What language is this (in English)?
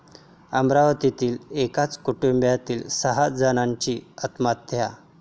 Marathi